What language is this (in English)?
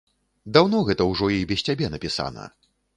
Belarusian